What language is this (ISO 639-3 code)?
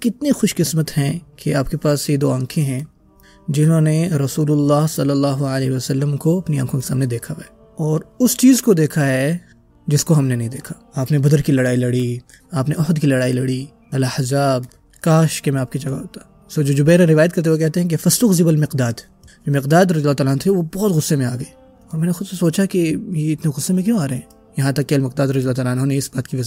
urd